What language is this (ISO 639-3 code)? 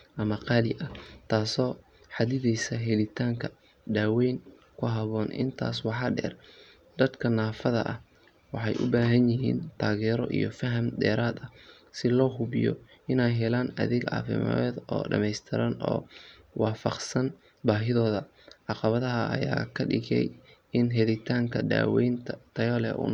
som